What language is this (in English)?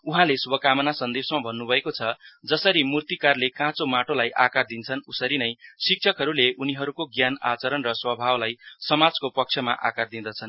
Nepali